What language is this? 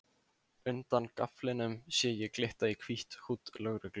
Icelandic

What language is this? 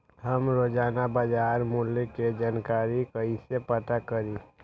Magahi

